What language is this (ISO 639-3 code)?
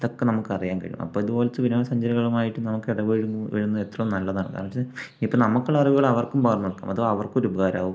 mal